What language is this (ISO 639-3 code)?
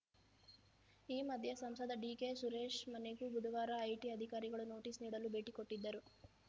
kan